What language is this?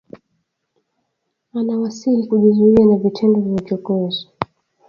Swahili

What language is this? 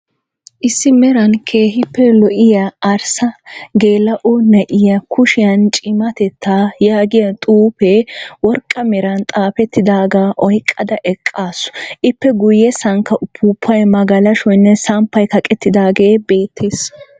Wolaytta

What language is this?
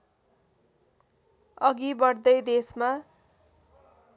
Nepali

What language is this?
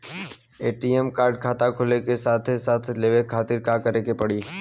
Bhojpuri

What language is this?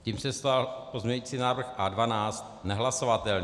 Czech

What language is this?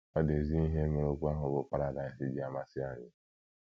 Igbo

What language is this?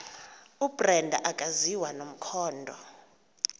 Xhosa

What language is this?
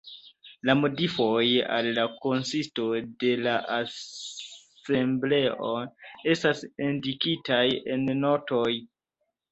Esperanto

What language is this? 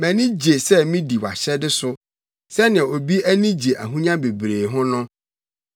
Akan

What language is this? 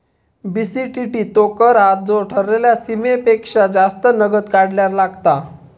Marathi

